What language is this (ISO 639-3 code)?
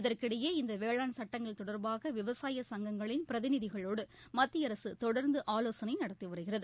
tam